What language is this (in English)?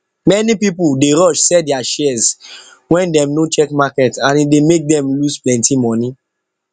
Nigerian Pidgin